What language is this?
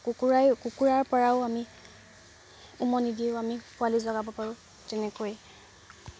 Assamese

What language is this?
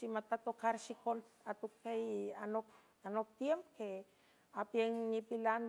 San Francisco Del Mar Huave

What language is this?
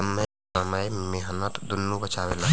Bhojpuri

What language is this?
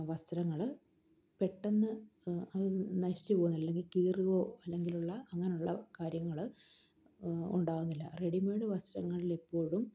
Malayalam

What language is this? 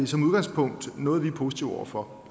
Danish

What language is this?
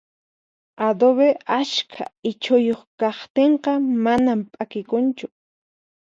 Puno Quechua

